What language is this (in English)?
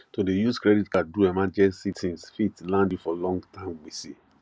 Nigerian Pidgin